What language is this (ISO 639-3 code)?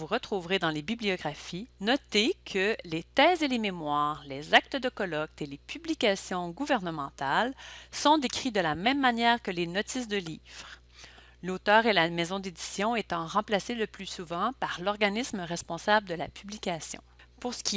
fra